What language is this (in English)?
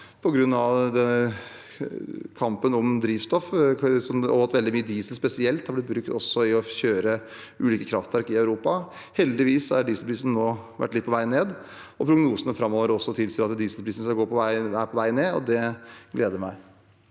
Norwegian